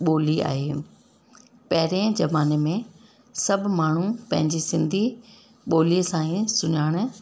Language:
Sindhi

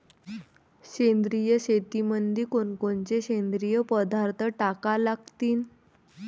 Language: Marathi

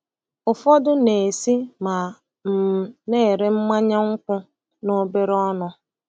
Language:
Igbo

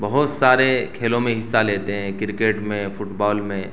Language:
Urdu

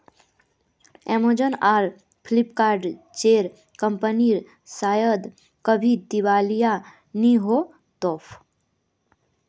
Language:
Magahi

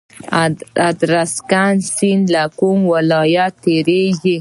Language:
Pashto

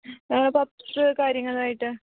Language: Malayalam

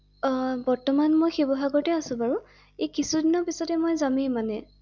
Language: Assamese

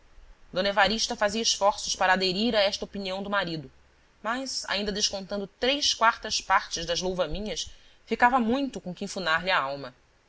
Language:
Portuguese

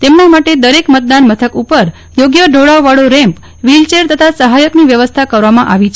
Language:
Gujarati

